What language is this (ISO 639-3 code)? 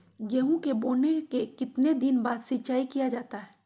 mag